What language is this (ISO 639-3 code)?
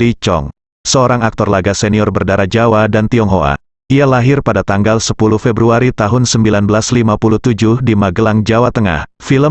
ind